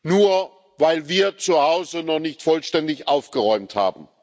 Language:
German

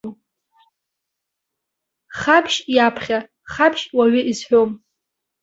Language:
Abkhazian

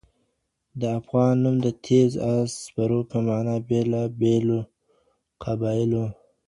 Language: Pashto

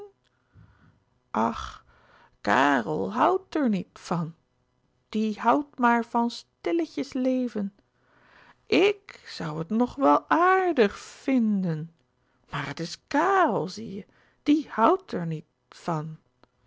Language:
Dutch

